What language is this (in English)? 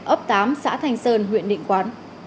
Vietnamese